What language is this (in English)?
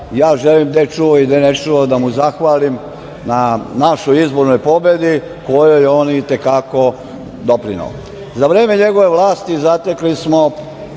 Serbian